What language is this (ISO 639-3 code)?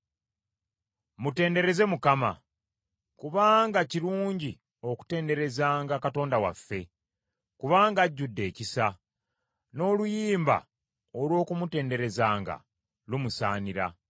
lug